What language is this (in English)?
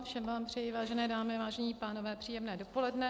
Czech